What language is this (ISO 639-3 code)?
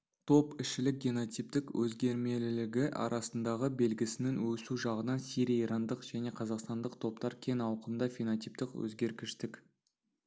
kaz